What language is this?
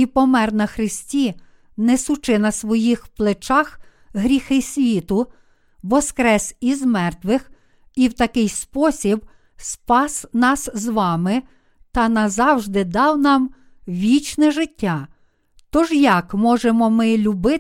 Ukrainian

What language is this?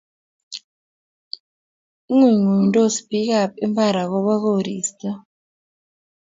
Kalenjin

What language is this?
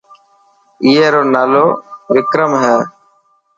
Dhatki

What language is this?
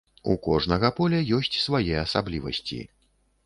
Belarusian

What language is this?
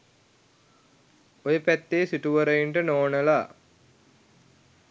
Sinhala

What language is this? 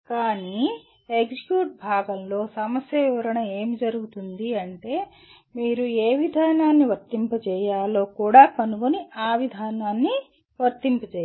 Telugu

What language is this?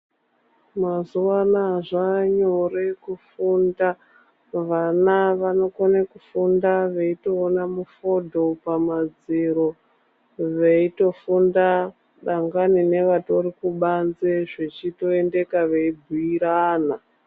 Ndau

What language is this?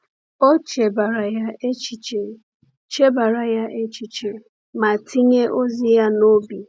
Igbo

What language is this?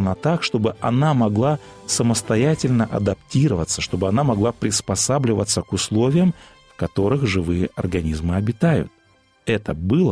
Russian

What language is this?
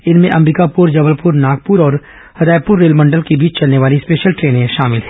Hindi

